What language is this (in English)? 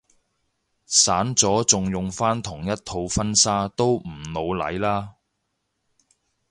Cantonese